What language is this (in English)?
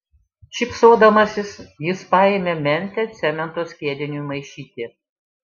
Lithuanian